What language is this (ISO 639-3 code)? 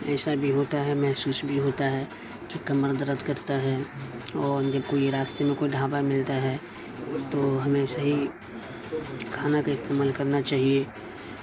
urd